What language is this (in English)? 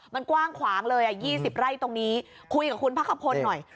Thai